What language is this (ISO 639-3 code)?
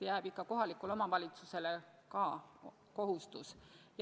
est